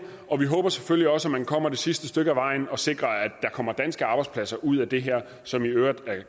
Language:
Danish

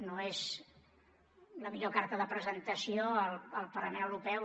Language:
Catalan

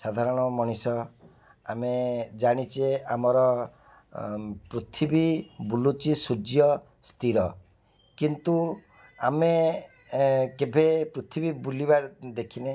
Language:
Odia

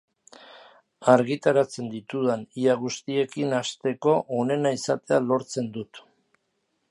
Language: Basque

